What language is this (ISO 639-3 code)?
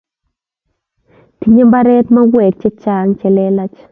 kln